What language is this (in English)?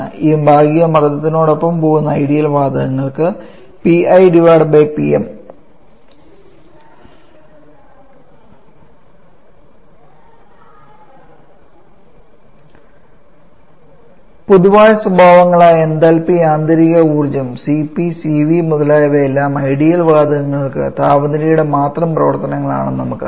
Malayalam